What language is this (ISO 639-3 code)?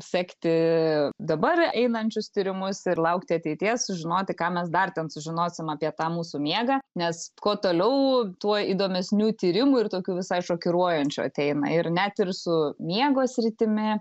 lit